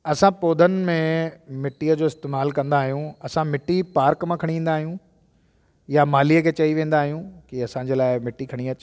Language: Sindhi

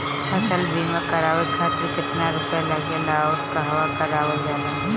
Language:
Bhojpuri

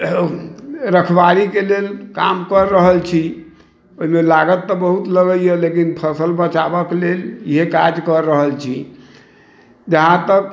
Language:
Maithili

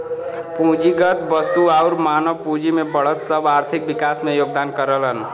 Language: Bhojpuri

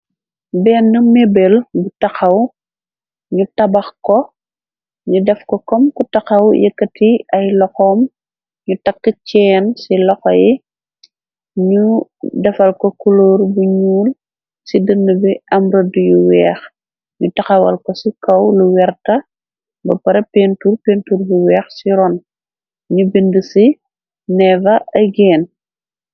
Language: Wolof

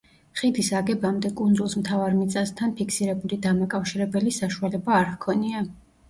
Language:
Georgian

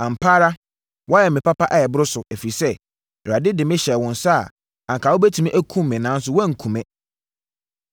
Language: Akan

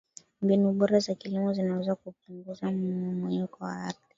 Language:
Swahili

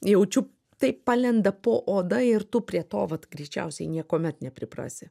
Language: Lithuanian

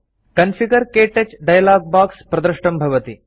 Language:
Sanskrit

